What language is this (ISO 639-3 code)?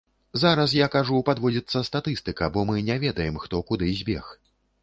bel